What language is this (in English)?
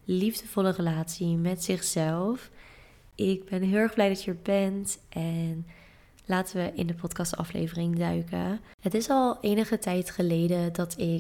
Dutch